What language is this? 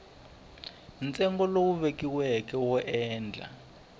Tsonga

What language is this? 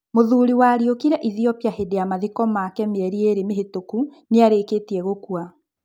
Kikuyu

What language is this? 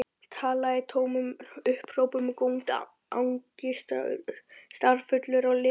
Icelandic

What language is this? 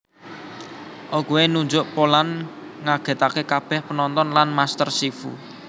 Javanese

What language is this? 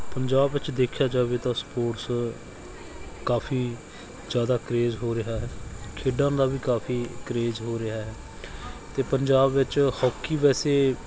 Punjabi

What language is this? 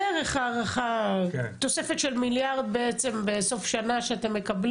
Hebrew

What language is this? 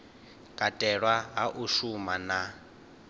Venda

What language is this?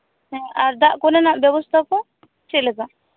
Santali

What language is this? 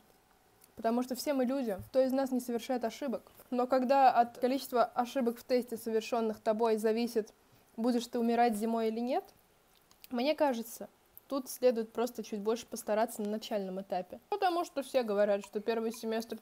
Russian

